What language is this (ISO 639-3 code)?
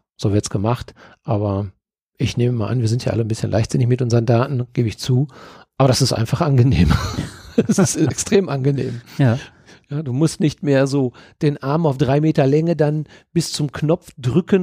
deu